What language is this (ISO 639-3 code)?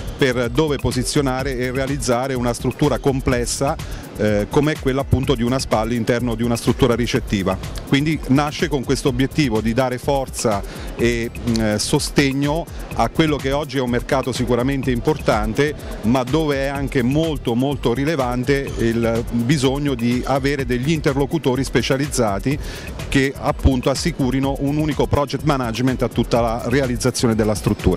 ita